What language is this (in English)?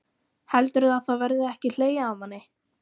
Icelandic